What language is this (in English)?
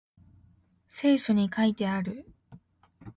Japanese